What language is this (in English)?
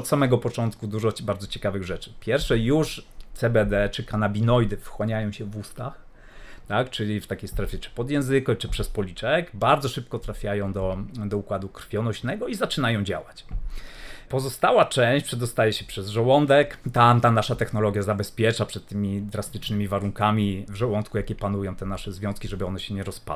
Polish